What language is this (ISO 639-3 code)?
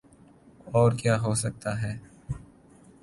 urd